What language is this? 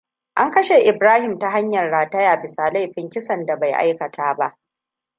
Hausa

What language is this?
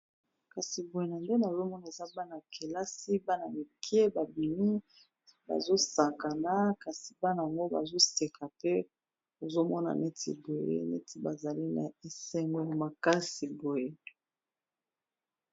Lingala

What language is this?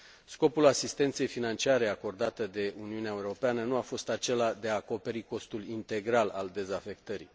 Romanian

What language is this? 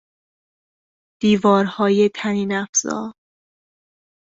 Persian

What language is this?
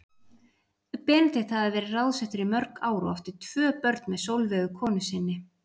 Icelandic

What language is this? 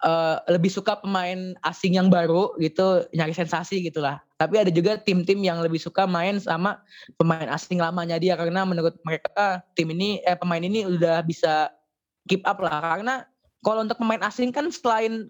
Indonesian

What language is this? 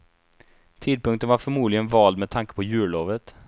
Swedish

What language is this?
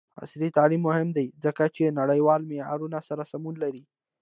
Pashto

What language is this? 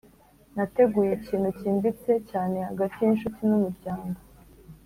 Kinyarwanda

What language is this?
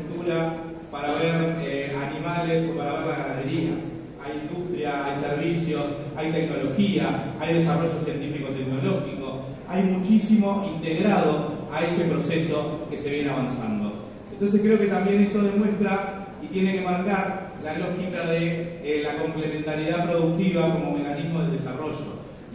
Spanish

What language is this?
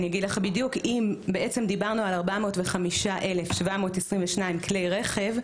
Hebrew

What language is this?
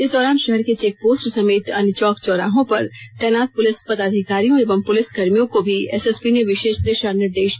Hindi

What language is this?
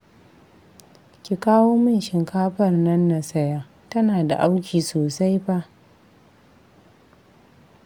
Hausa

